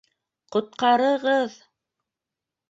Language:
Bashkir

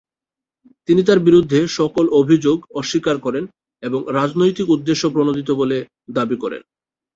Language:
Bangla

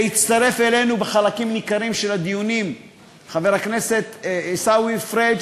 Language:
Hebrew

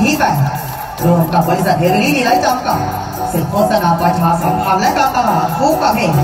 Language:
Thai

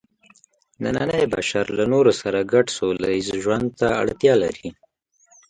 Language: Pashto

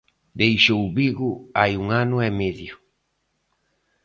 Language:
Galician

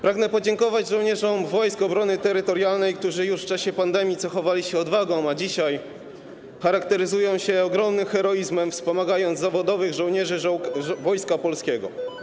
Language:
Polish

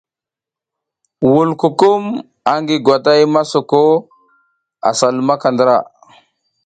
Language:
South Giziga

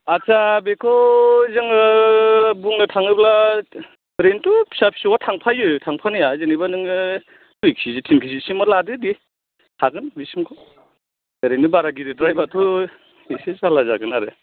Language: Bodo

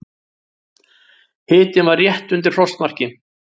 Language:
Icelandic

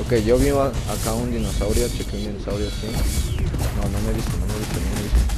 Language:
Spanish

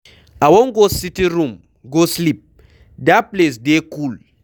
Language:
Nigerian Pidgin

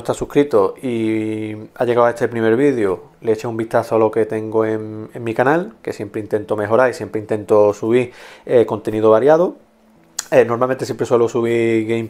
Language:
Spanish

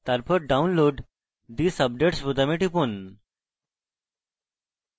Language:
Bangla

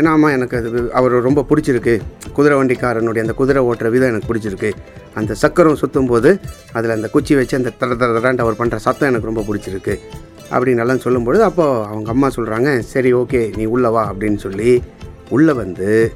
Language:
Tamil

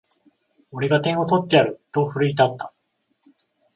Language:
Japanese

